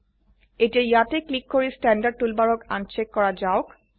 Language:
Assamese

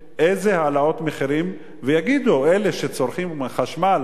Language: Hebrew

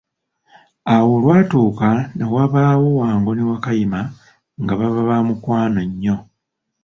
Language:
Ganda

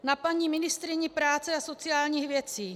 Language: Czech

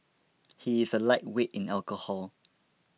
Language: English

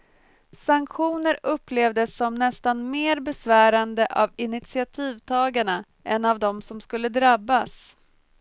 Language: Swedish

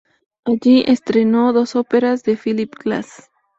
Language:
Spanish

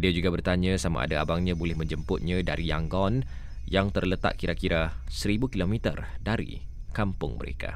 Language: Malay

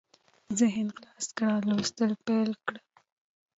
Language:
Pashto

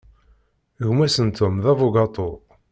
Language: Kabyle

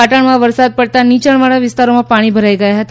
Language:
Gujarati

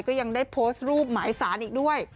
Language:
Thai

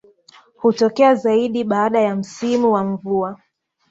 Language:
Swahili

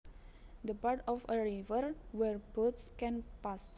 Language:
Javanese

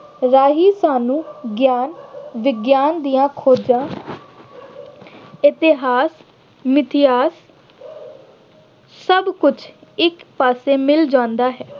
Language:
Punjabi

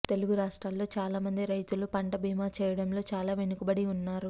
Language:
Telugu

